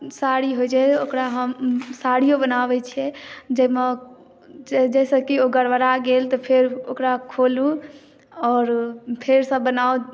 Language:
Maithili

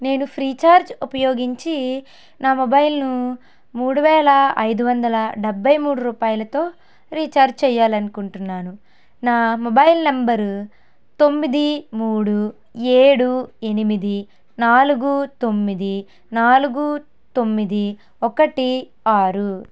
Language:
Telugu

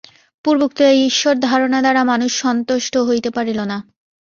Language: Bangla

